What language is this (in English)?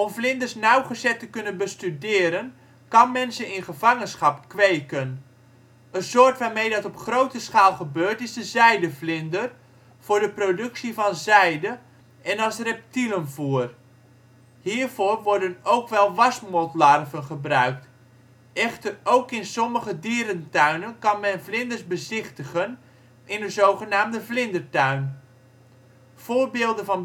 Dutch